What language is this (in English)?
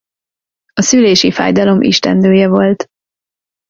Hungarian